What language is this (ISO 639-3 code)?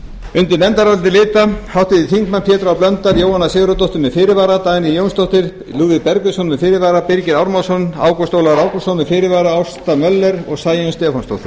isl